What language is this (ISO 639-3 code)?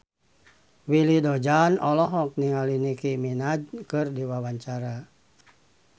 sun